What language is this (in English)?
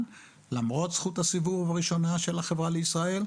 Hebrew